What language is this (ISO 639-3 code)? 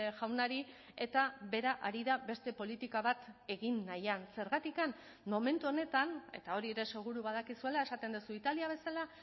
eus